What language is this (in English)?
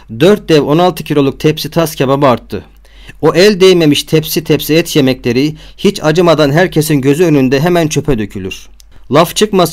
Turkish